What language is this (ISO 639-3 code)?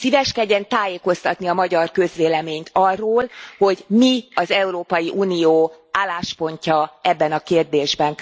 hun